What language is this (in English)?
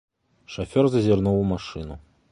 Belarusian